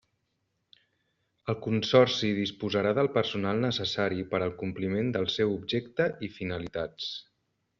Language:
Catalan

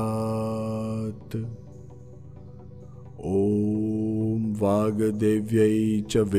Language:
Hindi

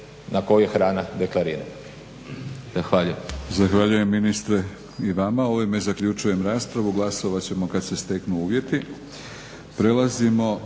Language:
Croatian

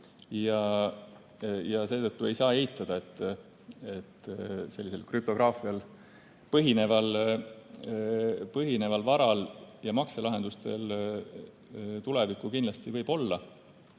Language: Estonian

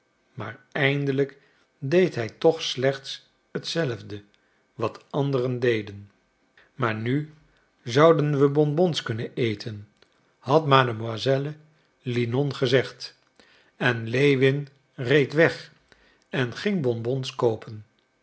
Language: Dutch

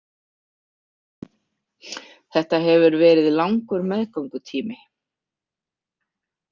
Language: Icelandic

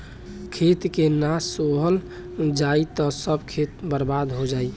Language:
Bhojpuri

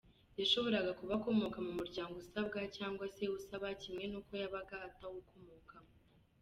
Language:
Kinyarwanda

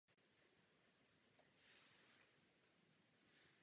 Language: Czech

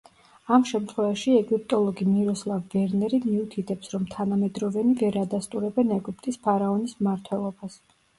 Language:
Georgian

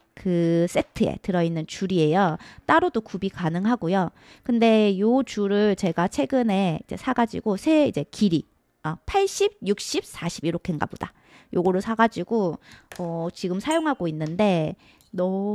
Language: Korean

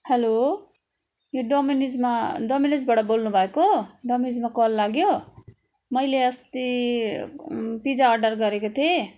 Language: Nepali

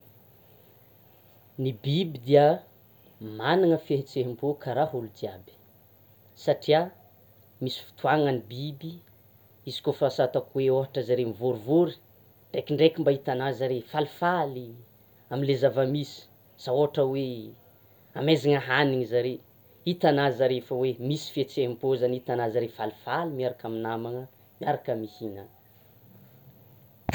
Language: Tsimihety Malagasy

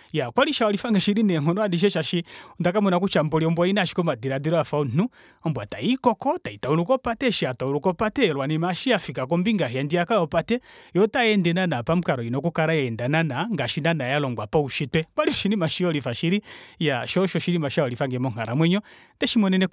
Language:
Kuanyama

